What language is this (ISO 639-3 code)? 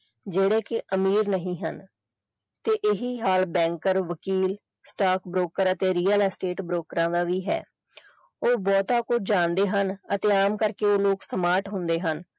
pan